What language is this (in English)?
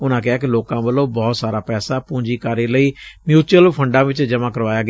Punjabi